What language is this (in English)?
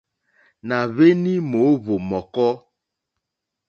Mokpwe